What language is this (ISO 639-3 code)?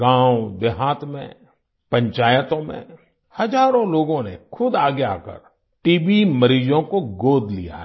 hin